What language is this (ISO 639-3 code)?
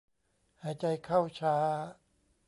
tha